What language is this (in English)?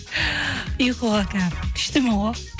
Kazakh